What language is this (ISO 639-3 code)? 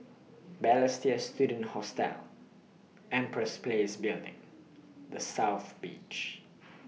eng